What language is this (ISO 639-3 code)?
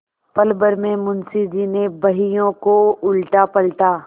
hin